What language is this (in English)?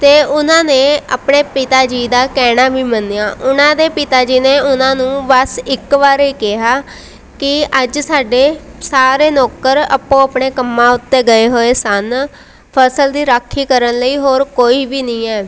Punjabi